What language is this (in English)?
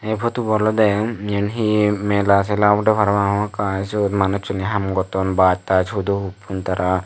Chakma